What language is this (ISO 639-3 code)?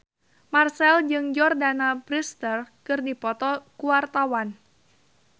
sun